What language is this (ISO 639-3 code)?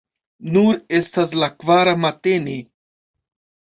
epo